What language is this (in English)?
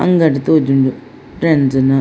Tulu